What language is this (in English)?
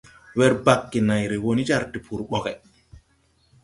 Tupuri